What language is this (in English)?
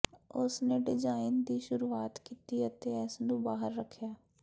Punjabi